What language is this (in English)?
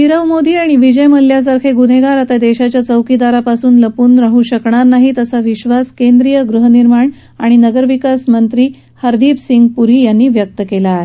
Marathi